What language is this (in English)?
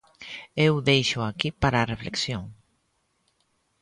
Galician